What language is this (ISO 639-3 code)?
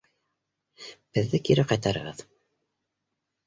bak